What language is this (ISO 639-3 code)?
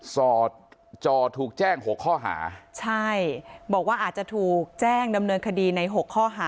tha